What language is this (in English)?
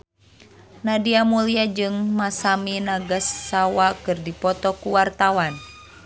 Sundanese